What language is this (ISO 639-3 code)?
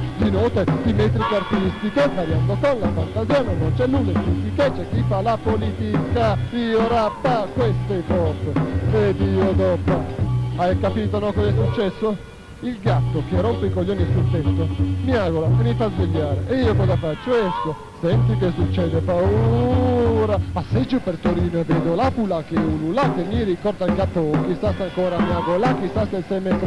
ita